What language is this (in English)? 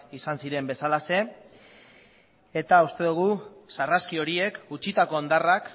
Basque